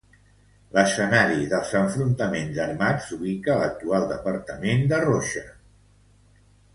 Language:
Catalan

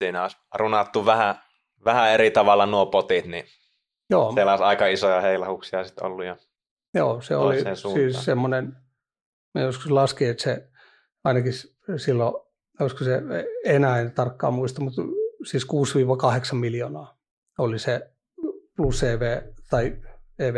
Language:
Finnish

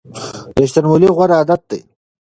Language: Pashto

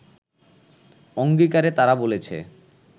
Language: Bangla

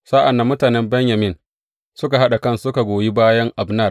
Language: Hausa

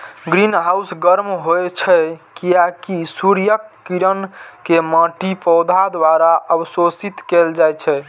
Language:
Maithili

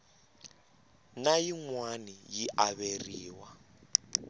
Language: Tsonga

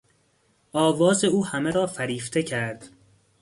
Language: Persian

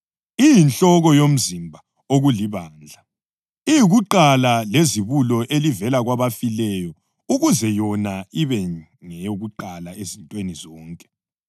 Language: North Ndebele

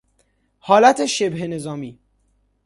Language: Persian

